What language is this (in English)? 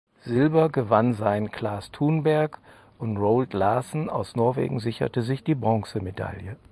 German